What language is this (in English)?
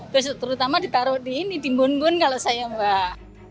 Indonesian